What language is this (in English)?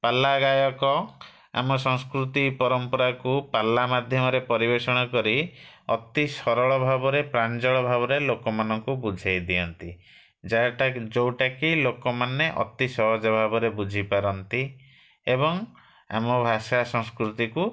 Odia